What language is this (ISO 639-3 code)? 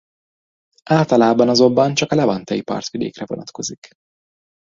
hun